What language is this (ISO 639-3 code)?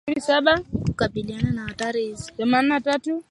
swa